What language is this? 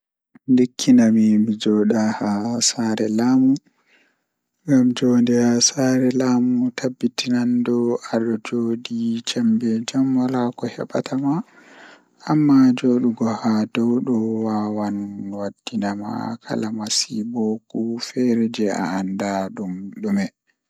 Fula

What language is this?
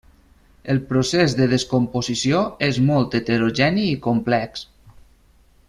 Catalan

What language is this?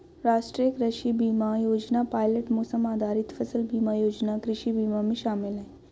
Hindi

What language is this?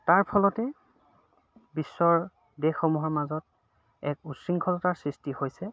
Assamese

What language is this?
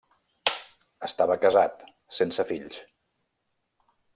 Catalan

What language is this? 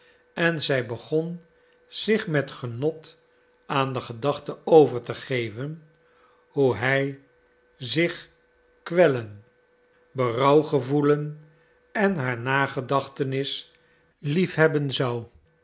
Dutch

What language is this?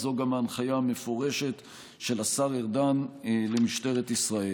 Hebrew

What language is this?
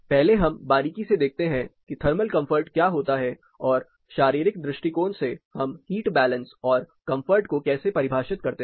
Hindi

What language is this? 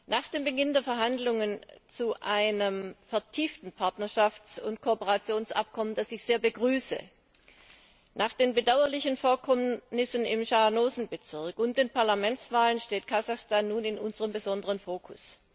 German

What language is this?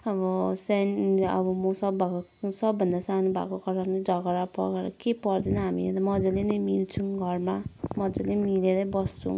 Nepali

